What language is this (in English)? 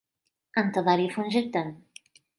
Arabic